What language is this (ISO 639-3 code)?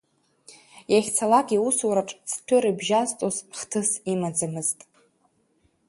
abk